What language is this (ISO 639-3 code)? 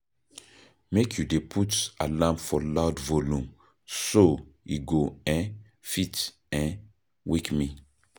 pcm